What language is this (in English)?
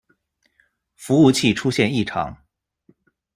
Chinese